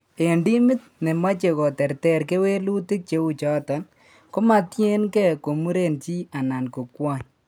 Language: Kalenjin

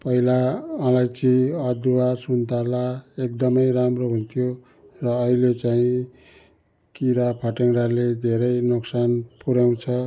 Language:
Nepali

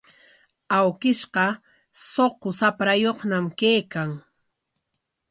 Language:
Corongo Ancash Quechua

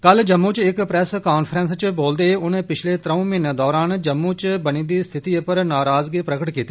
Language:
Dogri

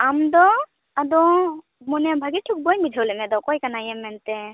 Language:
Santali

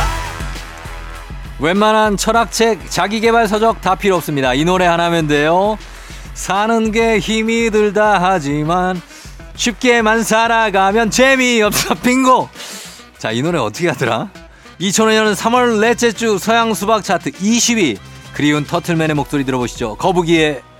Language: Korean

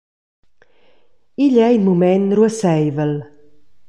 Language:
Romansh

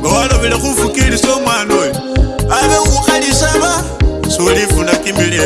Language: Indonesian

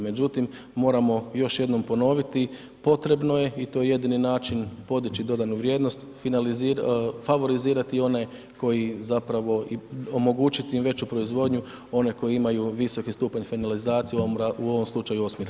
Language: Croatian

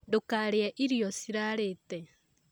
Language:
Kikuyu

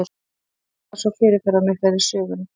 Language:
Icelandic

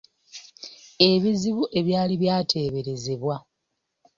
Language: Ganda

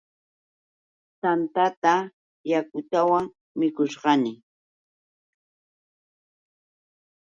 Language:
Yauyos Quechua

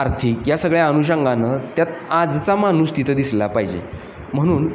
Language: Marathi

